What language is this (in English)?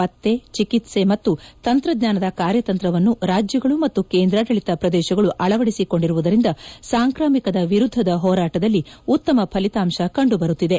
Kannada